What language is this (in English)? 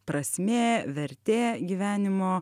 Lithuanian